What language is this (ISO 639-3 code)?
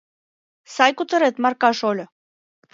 chm